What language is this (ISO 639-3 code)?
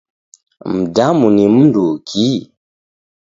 dav